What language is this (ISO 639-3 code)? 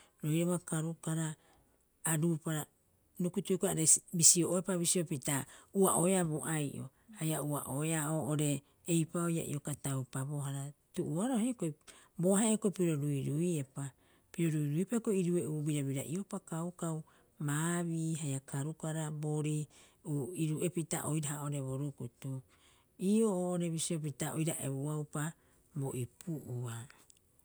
kyx